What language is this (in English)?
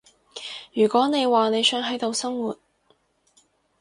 Cantonese